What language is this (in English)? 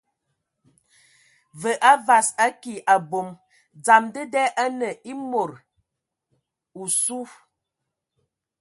Ewondo